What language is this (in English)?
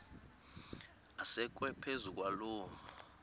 Xhosa